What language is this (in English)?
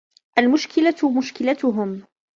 Arabic